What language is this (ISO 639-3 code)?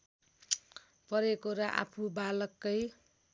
nep